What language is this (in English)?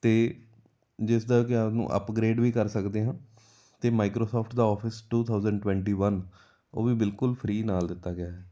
Punjabi